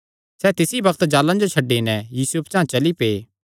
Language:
Kangri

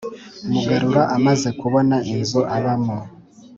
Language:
Kinyarwanda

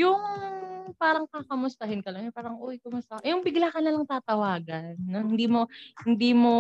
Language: Filipino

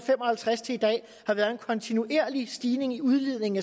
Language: Danish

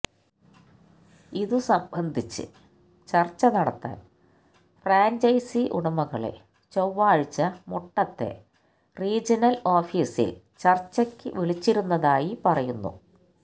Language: Malayalam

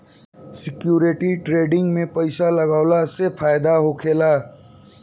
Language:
Bhojpuri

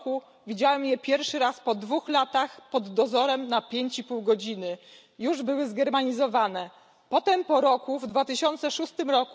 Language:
Polish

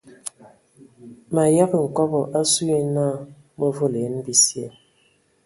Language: Ewondo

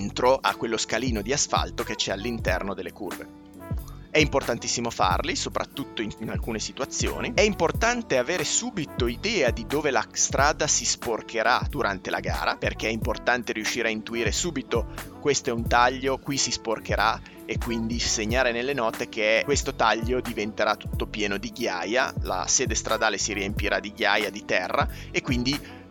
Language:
Italian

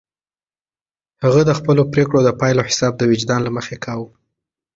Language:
Pashto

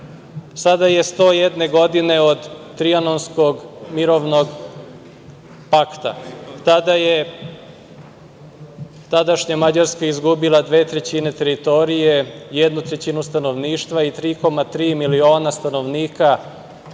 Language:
Serbian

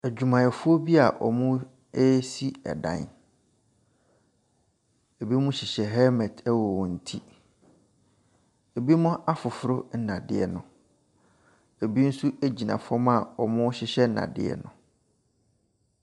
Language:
Akan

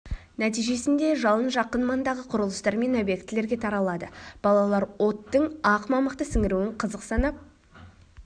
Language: Kazakh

